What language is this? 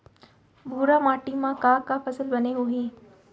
Chhattisgarhi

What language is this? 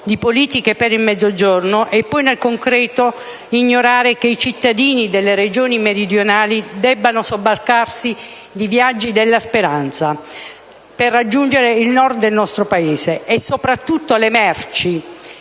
Italian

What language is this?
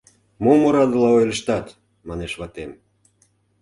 Mari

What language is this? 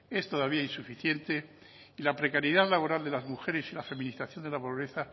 Spanish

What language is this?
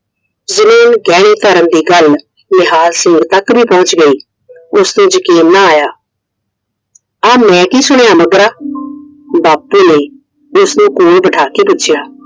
Punjabi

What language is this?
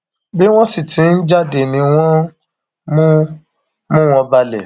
Yoruba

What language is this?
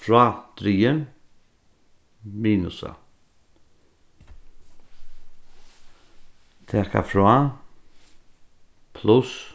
Faroese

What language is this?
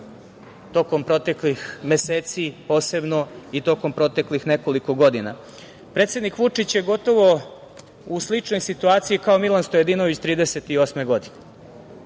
Serbian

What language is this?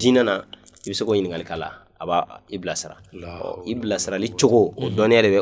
Arabic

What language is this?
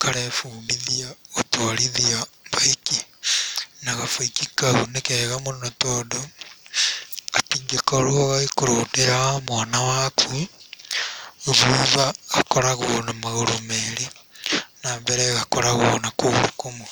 Kikuyu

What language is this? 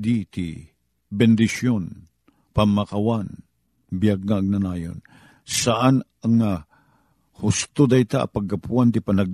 Filipino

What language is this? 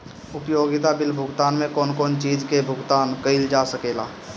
Bhojpuri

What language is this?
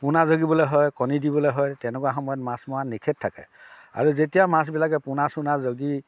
Assamese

